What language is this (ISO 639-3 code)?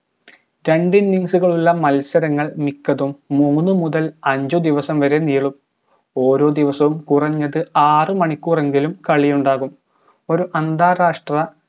mal